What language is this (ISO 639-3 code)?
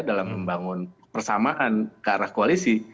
ind